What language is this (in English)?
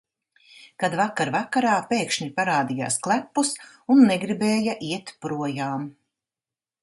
Latvian